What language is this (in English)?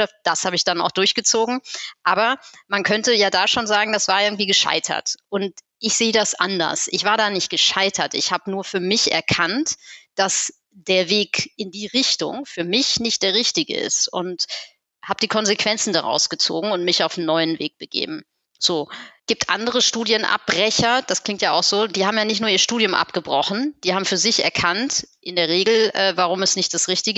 German